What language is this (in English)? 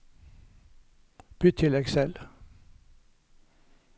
Norwegian